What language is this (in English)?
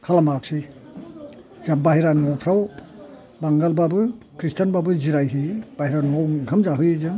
Bodo